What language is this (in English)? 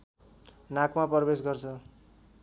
Nepali